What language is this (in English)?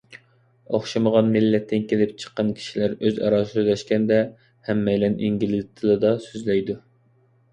Uyghur